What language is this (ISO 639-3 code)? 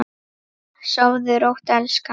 isl